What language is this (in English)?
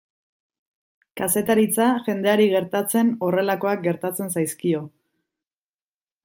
Basque